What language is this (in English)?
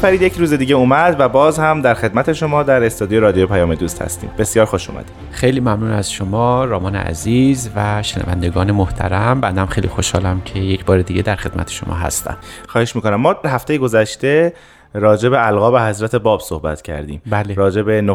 Persian